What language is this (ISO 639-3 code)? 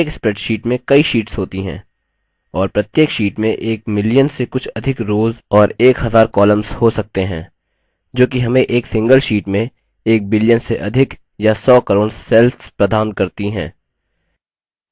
hin